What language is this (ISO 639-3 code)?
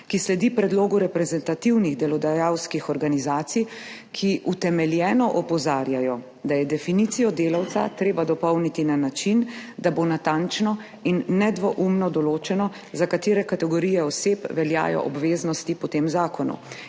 slv